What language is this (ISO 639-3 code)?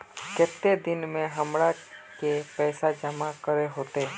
mag